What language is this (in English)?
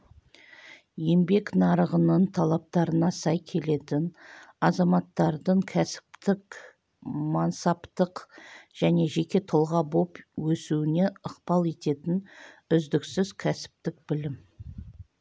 Kazakh